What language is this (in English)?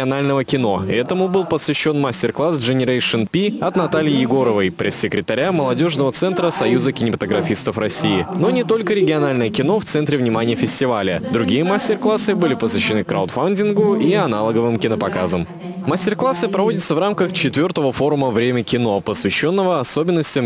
Russian